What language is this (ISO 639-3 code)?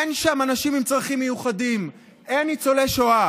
heb